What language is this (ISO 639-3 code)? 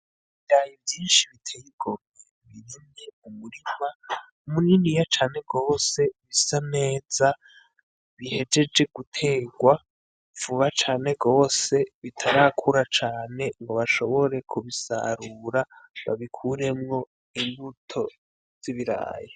run